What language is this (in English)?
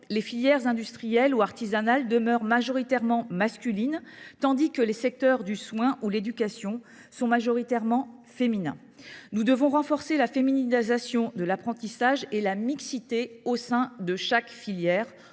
French